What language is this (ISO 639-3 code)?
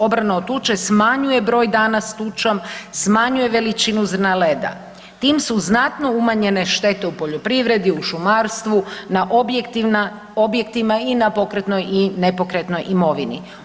hrv